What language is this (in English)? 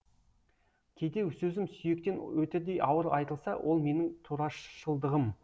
Kazakh